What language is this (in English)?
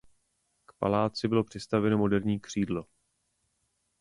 Czech